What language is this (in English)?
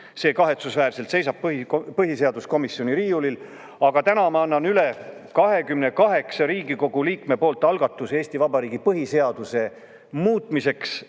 Estonian